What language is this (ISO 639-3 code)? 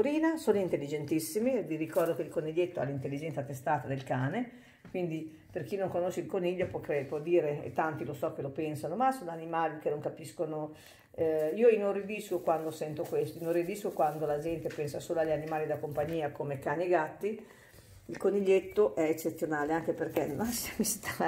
ita